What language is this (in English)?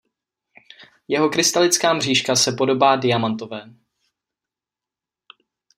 Czech